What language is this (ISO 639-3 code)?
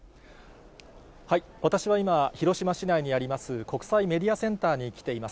jpn